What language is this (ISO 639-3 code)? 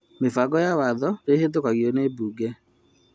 kik